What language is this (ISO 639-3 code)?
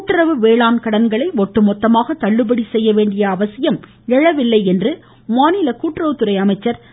tam